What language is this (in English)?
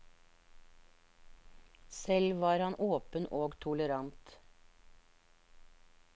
Norwegian